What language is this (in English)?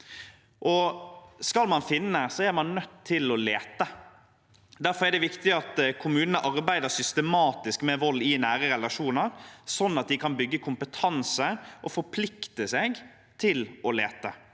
Norwegian